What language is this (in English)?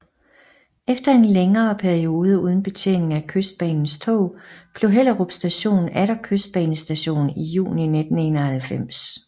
Danish